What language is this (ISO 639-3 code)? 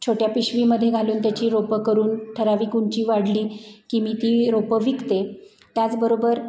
mar